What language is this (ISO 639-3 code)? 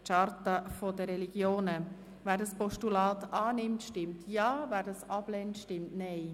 gsw